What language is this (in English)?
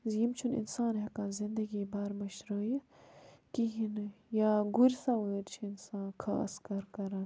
Kashmiri